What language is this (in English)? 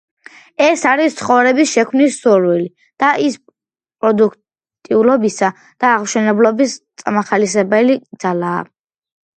Georgian